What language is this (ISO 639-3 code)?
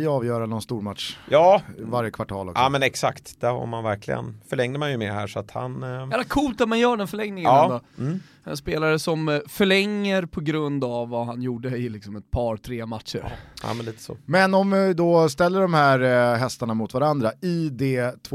swe